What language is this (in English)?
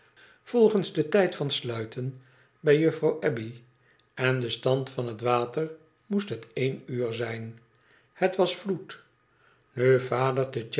Dutch